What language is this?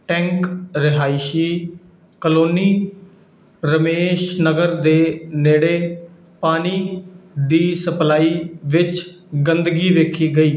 Punjabi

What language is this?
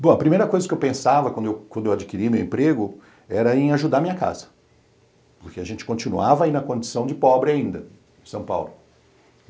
Portuguese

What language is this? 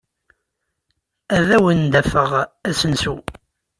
Kabyle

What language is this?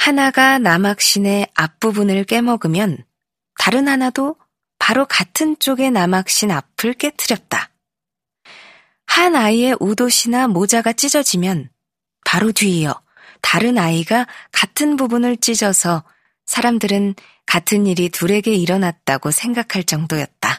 Korean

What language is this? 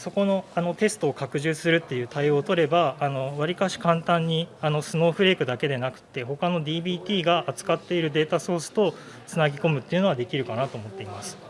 Japanese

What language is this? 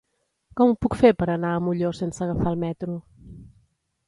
Catalan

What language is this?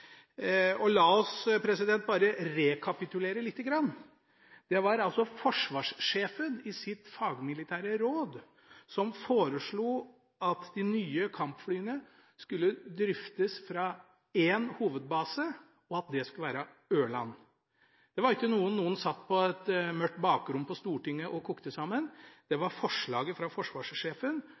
Norwegian Bokmål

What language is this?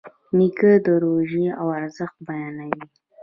Pashto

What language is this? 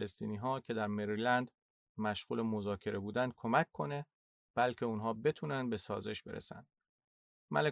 Persian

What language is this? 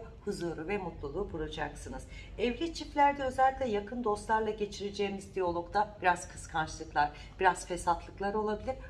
Turkish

